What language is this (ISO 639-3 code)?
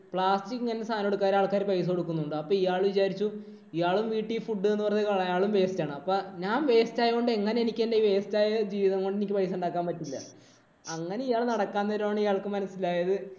mal